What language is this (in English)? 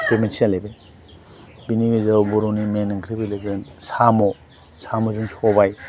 Bodo